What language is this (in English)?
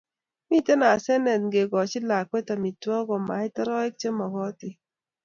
Kalenjin